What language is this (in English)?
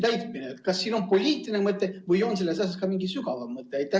Estonian